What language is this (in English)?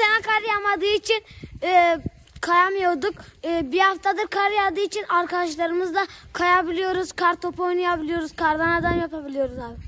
Turkish